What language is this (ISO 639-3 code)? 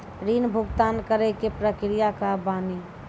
mai